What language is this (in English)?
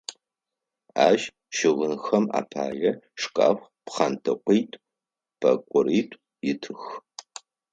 Adyghe